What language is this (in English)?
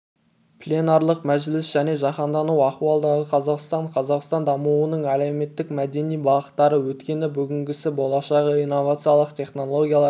Kazakh